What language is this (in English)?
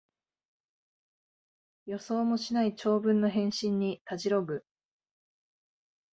Japanese